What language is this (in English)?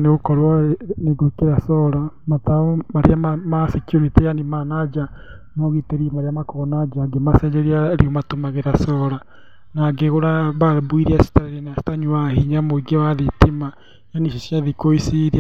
Kikuyu